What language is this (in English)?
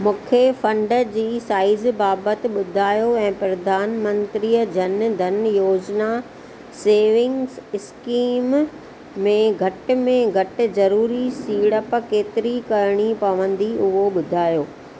Sindhi